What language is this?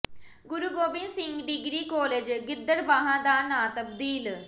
Punjabi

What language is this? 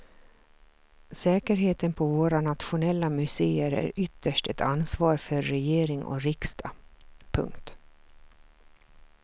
Swedish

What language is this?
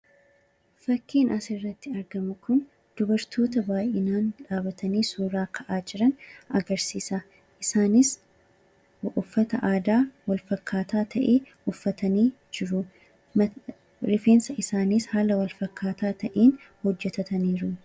Oromo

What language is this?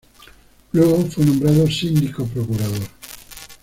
Spanish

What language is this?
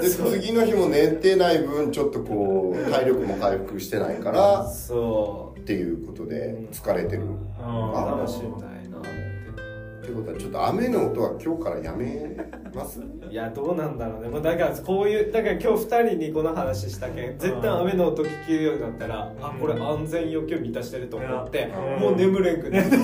Japanese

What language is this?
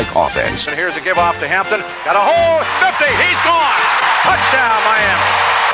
English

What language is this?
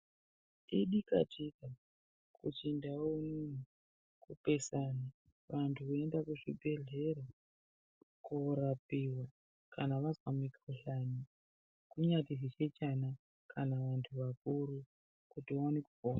Ndau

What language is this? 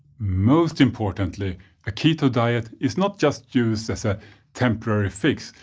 English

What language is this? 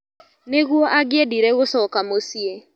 Kikuyu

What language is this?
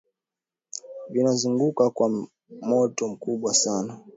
Swahili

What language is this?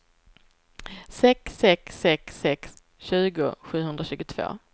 Swedish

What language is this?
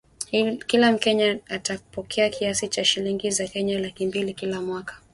Swahili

